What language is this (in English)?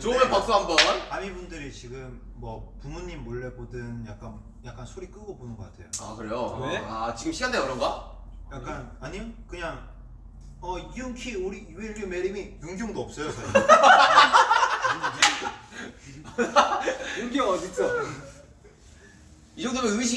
Korean